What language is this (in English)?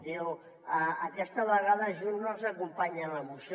Catalan